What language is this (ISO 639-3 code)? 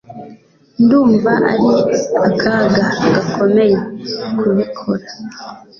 kin